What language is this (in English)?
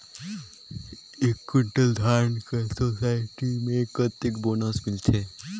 Chhattisgarhi